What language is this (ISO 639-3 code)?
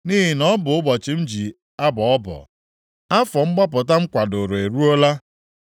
ibo